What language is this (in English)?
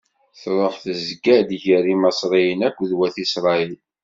Kabyle